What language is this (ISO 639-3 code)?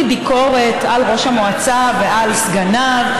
heb